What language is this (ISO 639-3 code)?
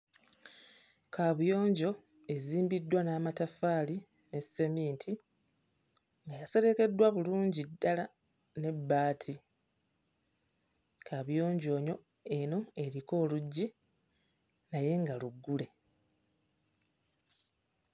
lug